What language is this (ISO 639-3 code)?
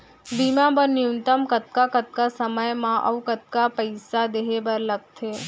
hne